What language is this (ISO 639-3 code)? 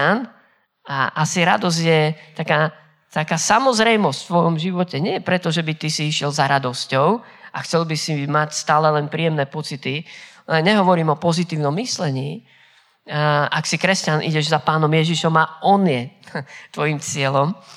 slk